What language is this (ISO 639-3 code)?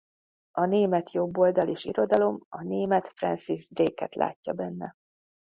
hun